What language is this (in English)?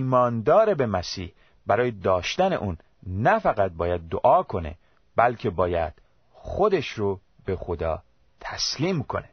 Persian